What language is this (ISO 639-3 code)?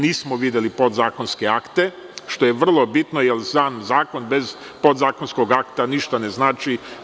srp